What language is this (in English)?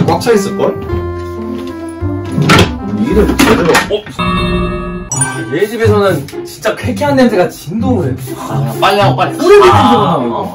Korean